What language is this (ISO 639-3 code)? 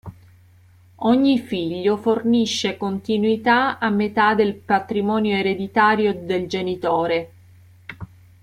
ita